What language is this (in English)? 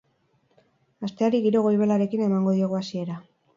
Basque